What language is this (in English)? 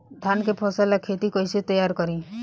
Bhojpuri